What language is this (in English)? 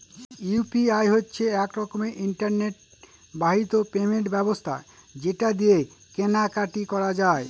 Bangla